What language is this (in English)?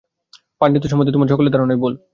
Bangla